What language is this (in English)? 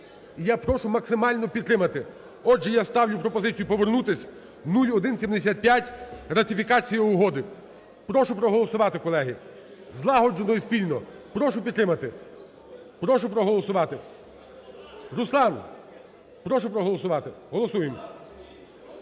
Ukrainian